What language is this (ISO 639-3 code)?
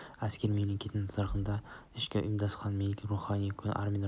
kaz